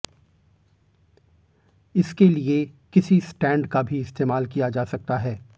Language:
Hindi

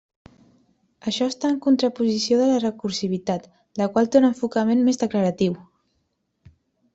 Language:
Catalan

